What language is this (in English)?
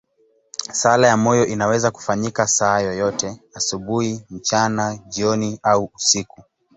Swahili